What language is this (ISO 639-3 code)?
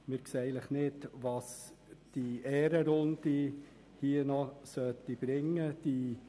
gsw